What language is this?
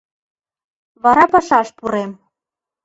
Mari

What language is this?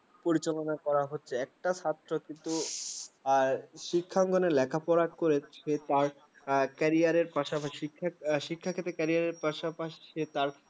Bangla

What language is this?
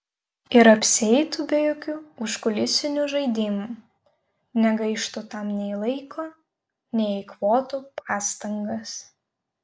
Lithuanian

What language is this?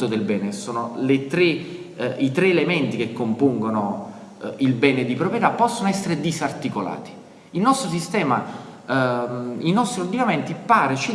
Italian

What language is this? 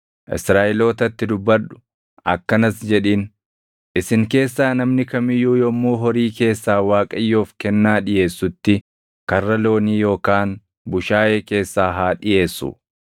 Oromo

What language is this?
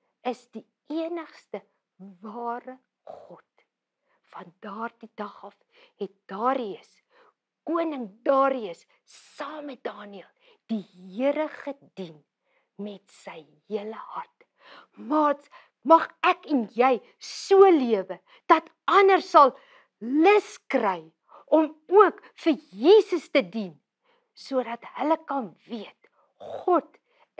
Dutch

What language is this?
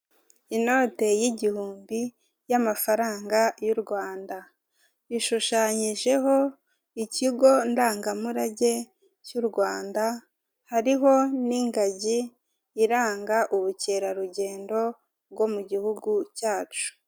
Kinyarwanda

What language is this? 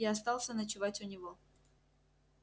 Russian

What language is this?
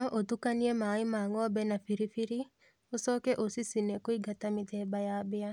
Kikuyu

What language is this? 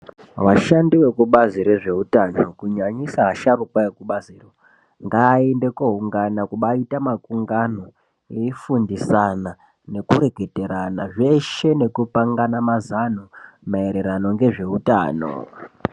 Ndau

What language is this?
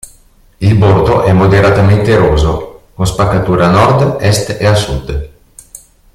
Italian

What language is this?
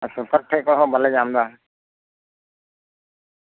Santali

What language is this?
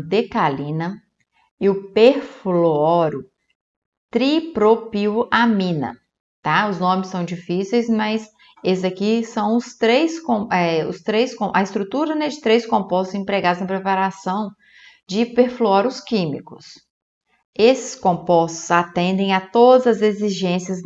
Portuguese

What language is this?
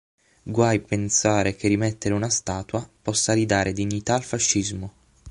Italian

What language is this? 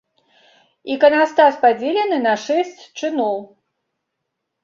Belarusian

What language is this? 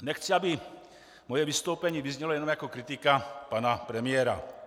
Czech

